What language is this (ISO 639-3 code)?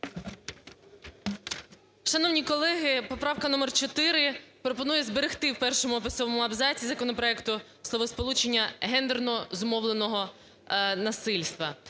ukr